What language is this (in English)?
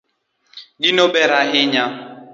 Luo (Kenya and Tanzania)